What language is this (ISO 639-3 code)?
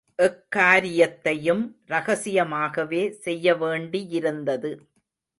tam